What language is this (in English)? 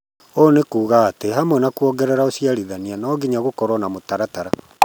Kikuyu